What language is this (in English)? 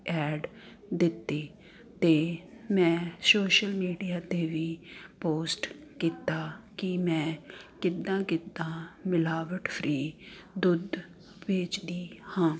Punjabi